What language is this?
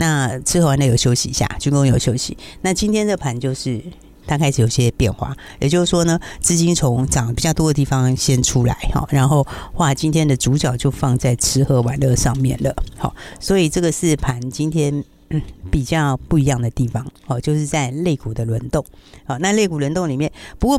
Chinese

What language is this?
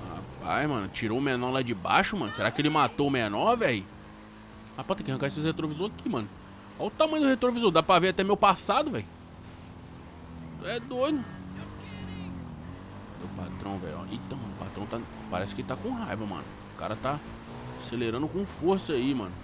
Portuguese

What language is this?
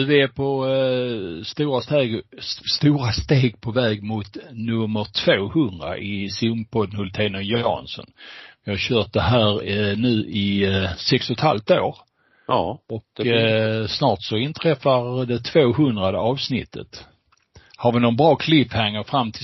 Swedish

